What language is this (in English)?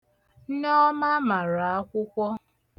Igbo